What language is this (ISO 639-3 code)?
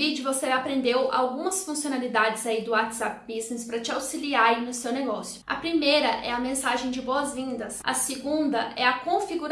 por